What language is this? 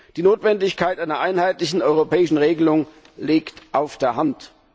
German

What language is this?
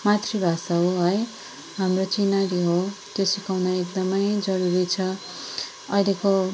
Nepali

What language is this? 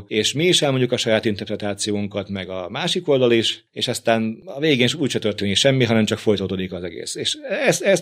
Hungarian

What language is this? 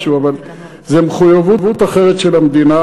Hebrew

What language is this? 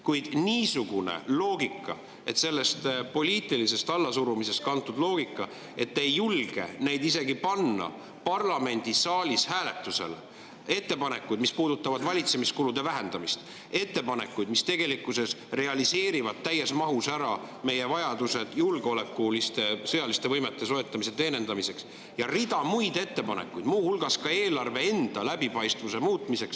Estonian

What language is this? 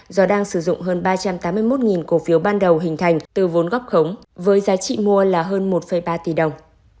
Vietnamese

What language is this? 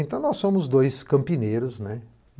Portuguese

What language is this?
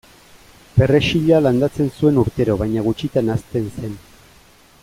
Basque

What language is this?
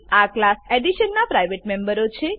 Gujarati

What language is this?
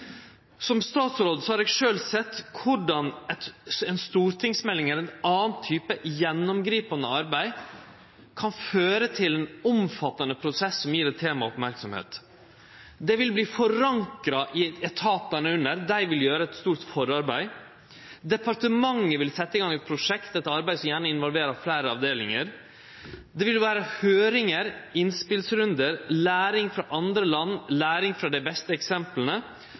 Norwegian Nynorsk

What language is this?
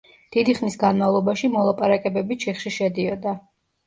Georgian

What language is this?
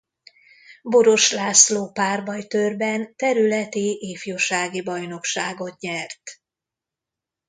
Hungarian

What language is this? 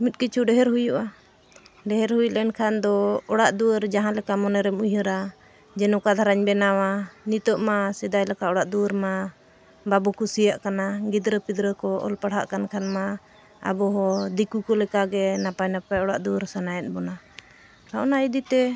Santali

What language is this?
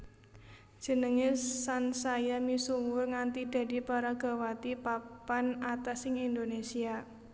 Javanese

